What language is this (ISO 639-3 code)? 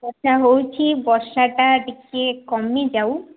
ori